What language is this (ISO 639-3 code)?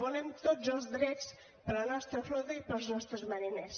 cat